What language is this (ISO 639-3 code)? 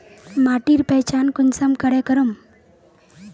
mag